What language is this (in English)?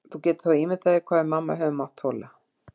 Icelandic